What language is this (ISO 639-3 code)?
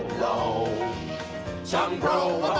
eng